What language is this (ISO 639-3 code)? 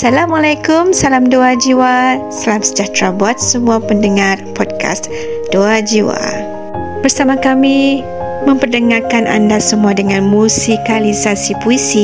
msa